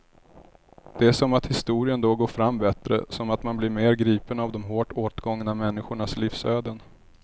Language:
Swedish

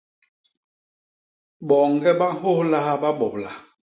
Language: Basaa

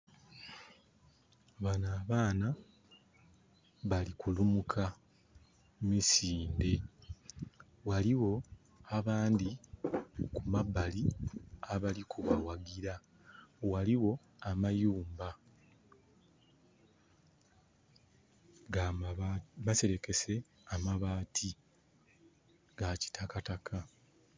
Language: Soga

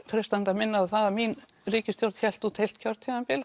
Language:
Icelandic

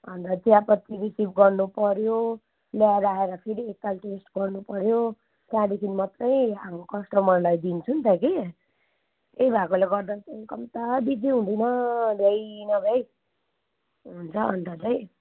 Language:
Nepali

